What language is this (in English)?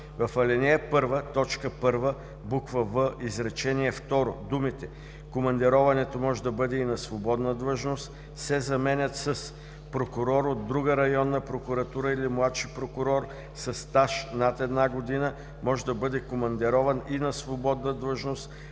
Bulgarian